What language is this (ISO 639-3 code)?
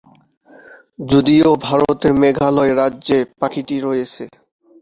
ben